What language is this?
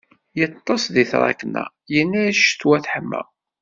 Kabyle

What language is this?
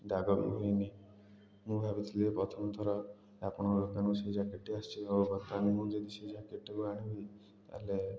Odia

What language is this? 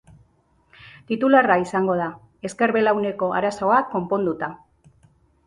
Basque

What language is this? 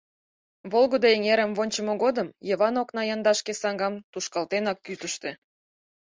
Mari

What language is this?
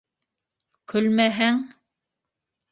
Bashkir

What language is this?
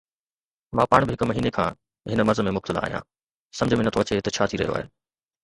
Sindhi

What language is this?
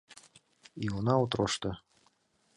Mari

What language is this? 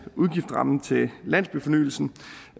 Danish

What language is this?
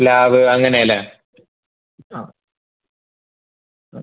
Malayalam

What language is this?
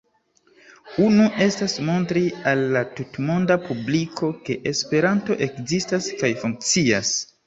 Esperanto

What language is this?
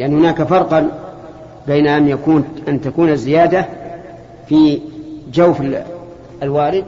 Arabic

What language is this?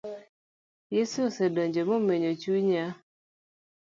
Luo (Kenya and Tanzania)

